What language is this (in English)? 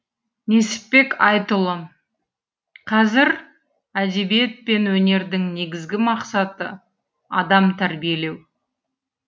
Kazakh